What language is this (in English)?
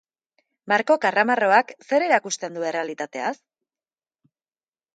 Basque